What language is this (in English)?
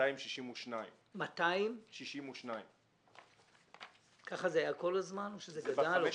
Hebrew